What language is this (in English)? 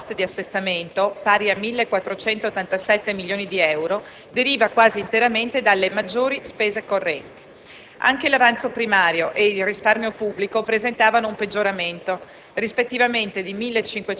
Italian